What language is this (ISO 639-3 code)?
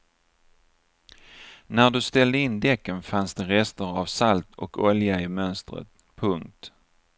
swe